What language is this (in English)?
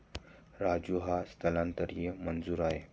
Marathi